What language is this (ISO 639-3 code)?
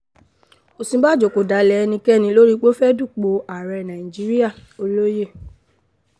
yor